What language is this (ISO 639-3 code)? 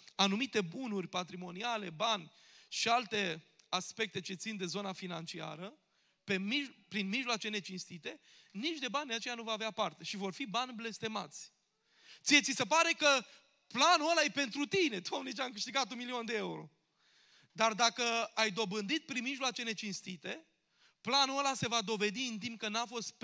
ron